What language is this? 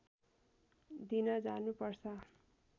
Nepali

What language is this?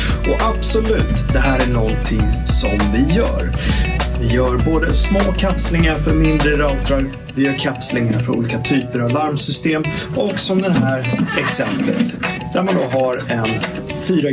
Swedish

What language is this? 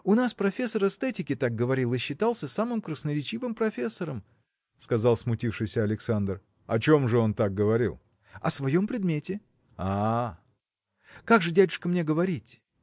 Russian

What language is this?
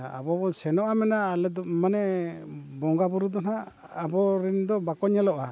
Santali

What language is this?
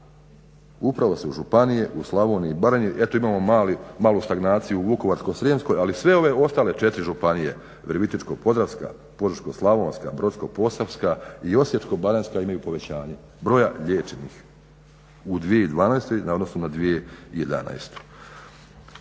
Croatian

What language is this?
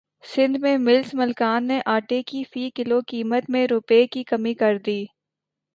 Urdu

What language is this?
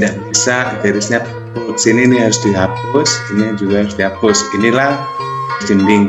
Indonesian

